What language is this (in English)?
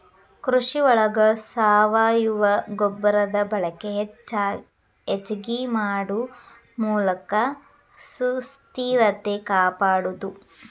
Kannada